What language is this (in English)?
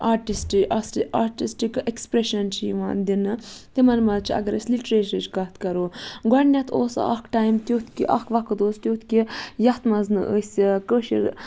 Kashmiri